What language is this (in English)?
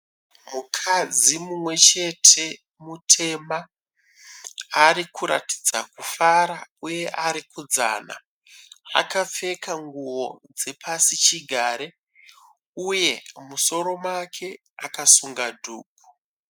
Shona